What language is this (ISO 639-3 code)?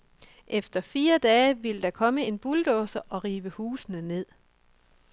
dan